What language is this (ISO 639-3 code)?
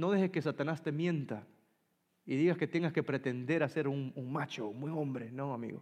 spa